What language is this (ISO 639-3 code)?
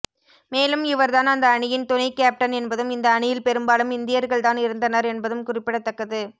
tam